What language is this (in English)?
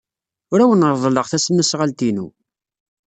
Kabyle